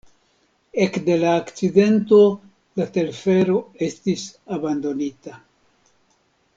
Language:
Esperanto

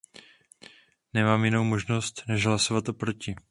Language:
Czech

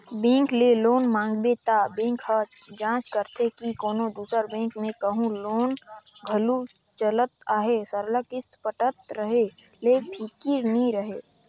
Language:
Chhattisgarhi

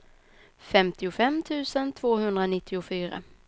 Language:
Swedish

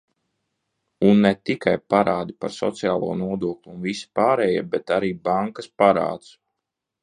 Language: Latvian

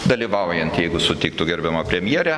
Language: Lithuanian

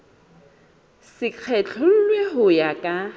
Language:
Southern Sotho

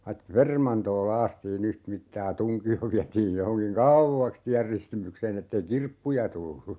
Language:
Finnish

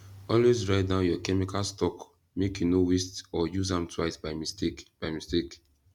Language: Nigerian Pidgin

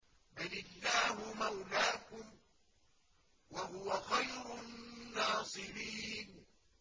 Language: Arabic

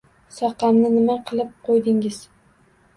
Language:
Uzbek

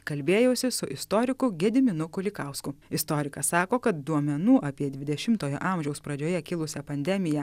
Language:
Lithuanian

